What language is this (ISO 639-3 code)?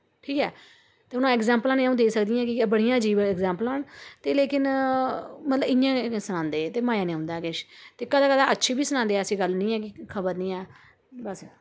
doi